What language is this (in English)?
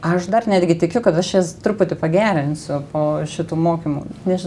Lithuanian